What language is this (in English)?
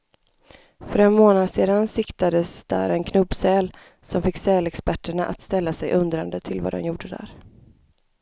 Swedish